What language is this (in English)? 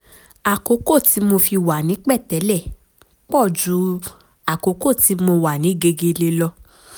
Yoruba